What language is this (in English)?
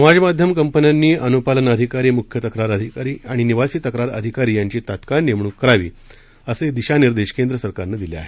Marathi